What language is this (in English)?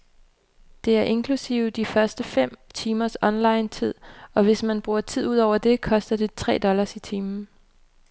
Danish